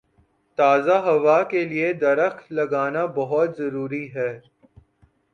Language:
Urdu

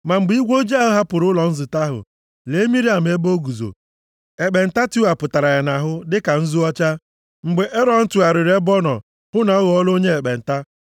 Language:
Igbo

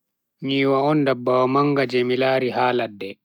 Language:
Bagirmi Fulfulde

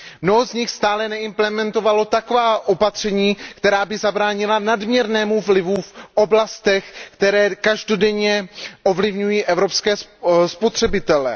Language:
Czech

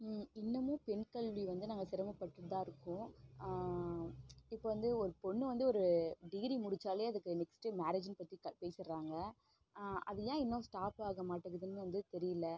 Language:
Tamil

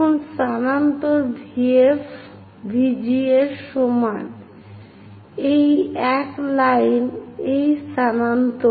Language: Bangla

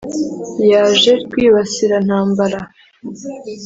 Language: Kinyarwanda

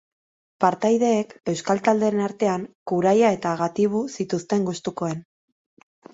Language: Basque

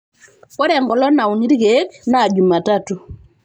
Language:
Masai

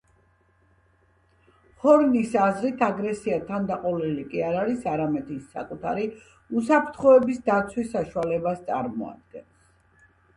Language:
Georgian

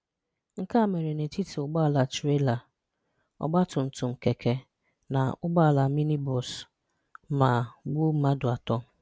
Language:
Igbo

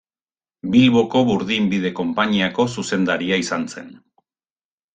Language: Basque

